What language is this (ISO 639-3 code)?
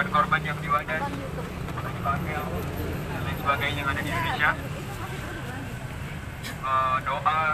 ind